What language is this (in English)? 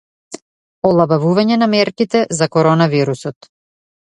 Macedonian